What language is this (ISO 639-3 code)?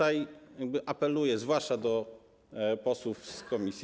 pol